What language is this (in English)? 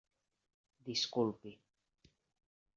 Catalan